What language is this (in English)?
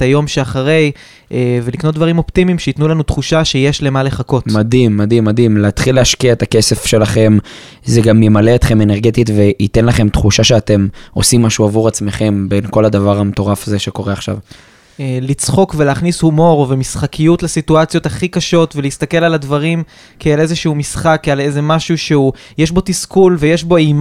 Hebrew